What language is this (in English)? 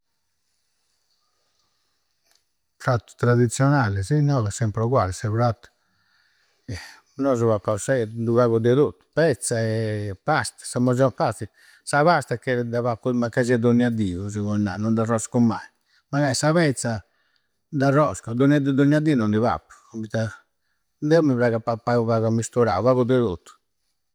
Campidanese Sardinian